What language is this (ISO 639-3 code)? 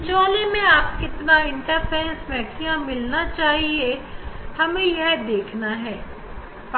hin